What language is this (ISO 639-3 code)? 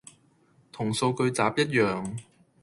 yue